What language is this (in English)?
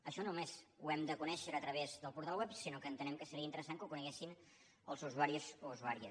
Catalan